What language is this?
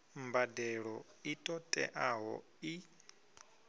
Venda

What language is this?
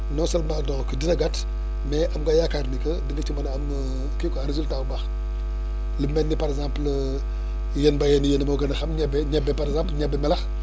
Wolof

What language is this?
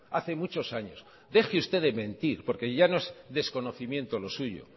Spanish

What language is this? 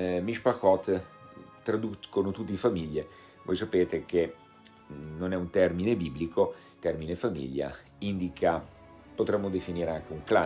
Italian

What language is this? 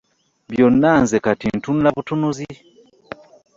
Ganda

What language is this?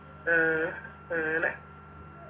Malayalam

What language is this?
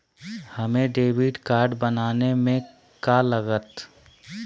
Magahi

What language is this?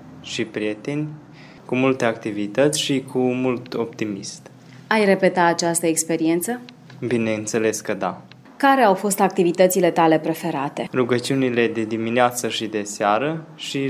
Romanian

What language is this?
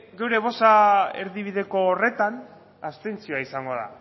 Basque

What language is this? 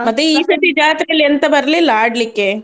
Kannada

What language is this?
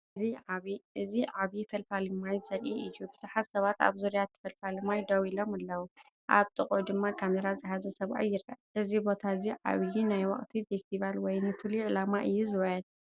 Tigrinya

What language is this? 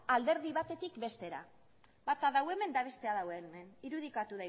Basque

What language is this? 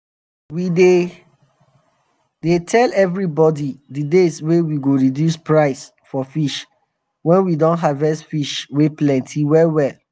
Nigerian Pidgin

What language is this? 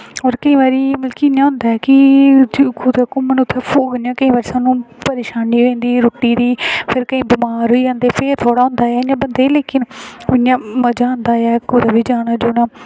Dogri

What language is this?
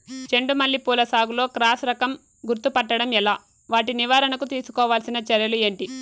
Telugu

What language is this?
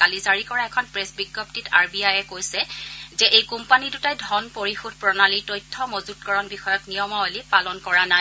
Assamese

